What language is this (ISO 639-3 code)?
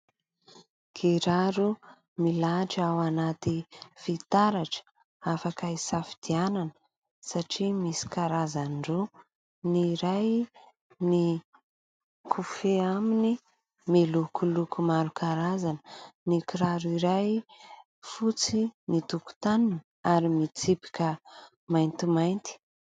mlg